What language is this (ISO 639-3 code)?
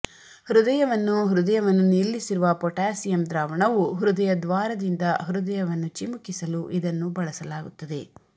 kan